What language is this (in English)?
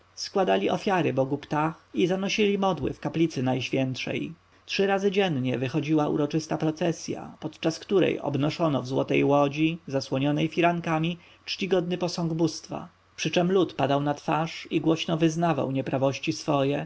Polish